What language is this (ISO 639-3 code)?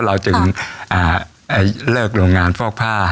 tha